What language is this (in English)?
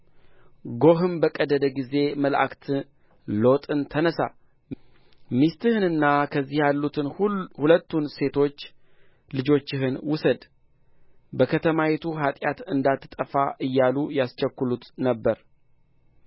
Amharic